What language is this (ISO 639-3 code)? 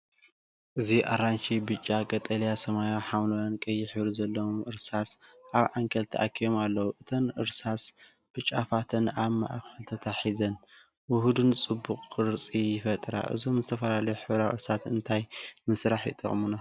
tir